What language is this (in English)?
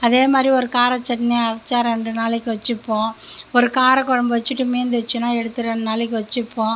Tamil